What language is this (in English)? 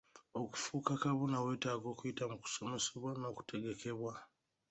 Ganda